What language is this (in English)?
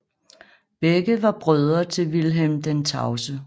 Danish